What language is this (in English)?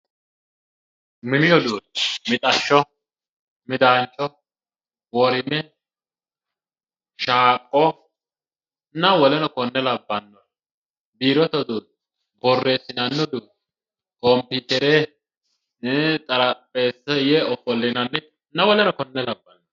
Sidamo